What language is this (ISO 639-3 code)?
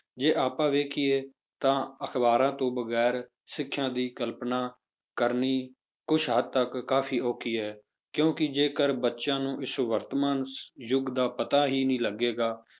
pan